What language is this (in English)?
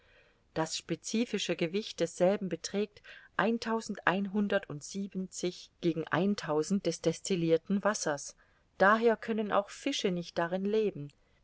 German